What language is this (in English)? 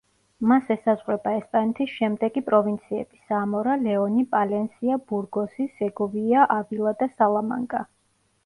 Georgian